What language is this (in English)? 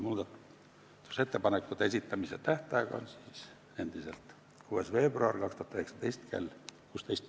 Estonian